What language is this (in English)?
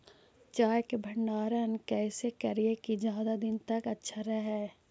Magahi